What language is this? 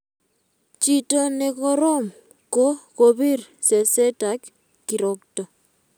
Kalenjin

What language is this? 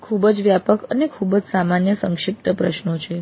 Gujarati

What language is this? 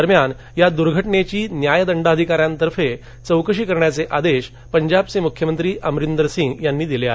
Marathi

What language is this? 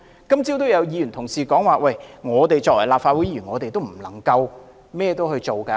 Cantonese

